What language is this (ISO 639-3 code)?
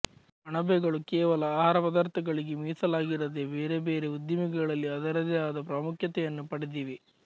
kan